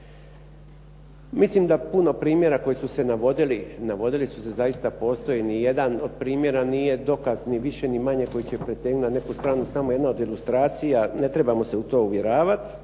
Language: Croatian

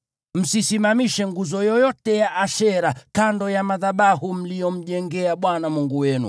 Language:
Swahili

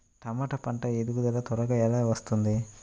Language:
Telugu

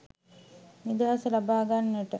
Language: Sinhala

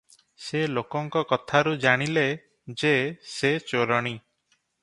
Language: Odia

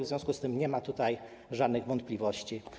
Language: Polish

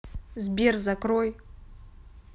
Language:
Russian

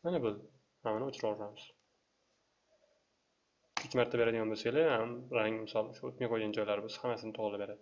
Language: Turkish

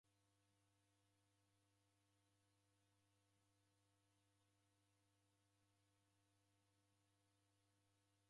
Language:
Taita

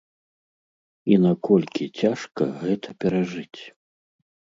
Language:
Belarusian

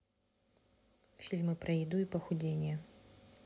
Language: Russian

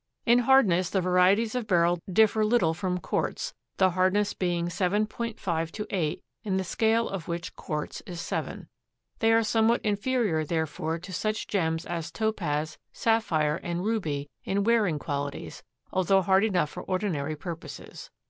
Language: English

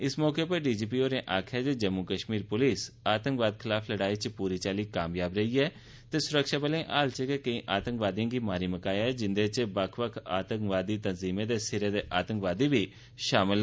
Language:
Dogri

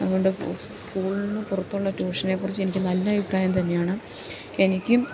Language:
Malayalam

